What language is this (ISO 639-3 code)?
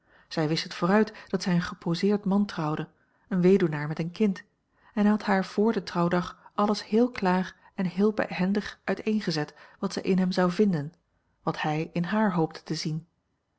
nld